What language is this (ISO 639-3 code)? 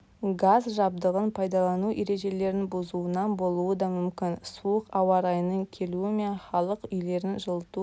kaz